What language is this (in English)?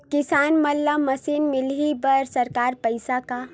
Chhattisgarhi